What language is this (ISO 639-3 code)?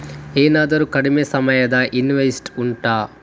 kan